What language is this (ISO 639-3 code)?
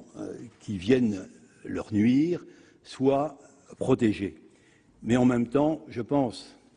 fra